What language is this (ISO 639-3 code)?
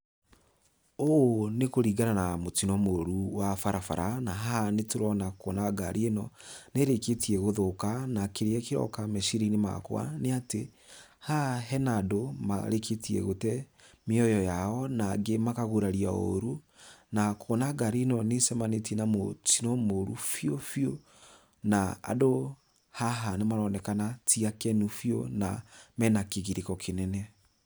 kik